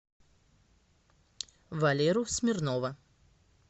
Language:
Russian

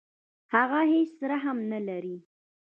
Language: Pashto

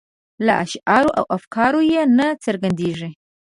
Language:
Pashto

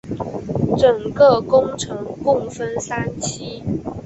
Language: Chinese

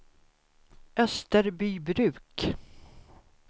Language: Swedish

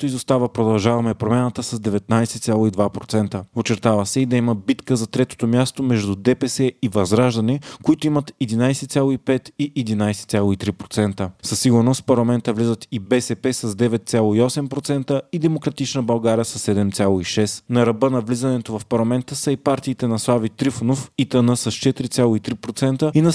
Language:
Bulgarian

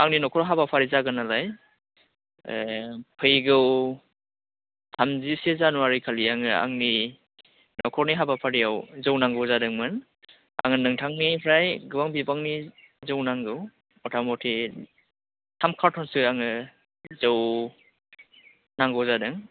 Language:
Bodo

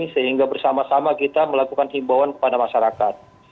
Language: Indonesian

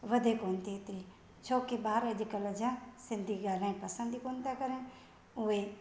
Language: Sindhi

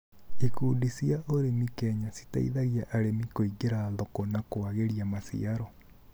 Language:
Kikuyu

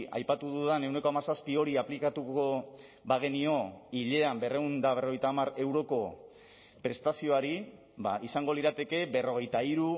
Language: Basque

